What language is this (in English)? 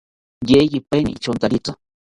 South Ucayali Ashéninka